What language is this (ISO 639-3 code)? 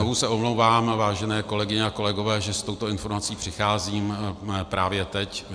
ces